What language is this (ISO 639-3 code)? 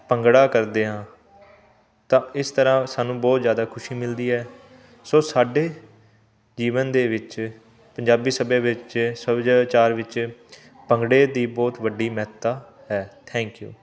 pan